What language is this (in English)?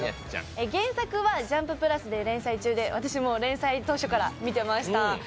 Japanese